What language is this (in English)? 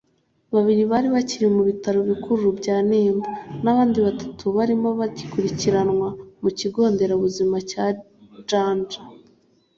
Kinyarwanda